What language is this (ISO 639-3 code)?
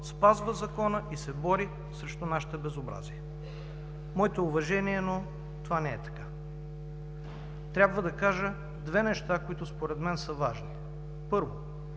bul